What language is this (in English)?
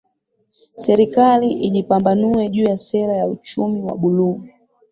Swahili